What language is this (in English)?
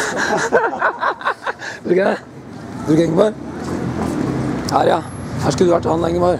Norwegian